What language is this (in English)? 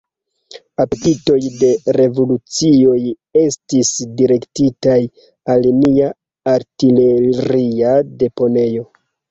Esperanto